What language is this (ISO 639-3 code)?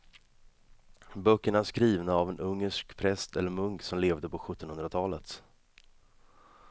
swe